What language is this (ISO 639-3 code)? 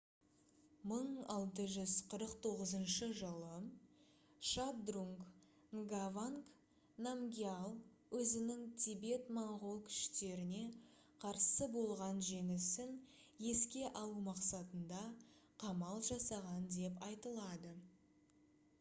kaz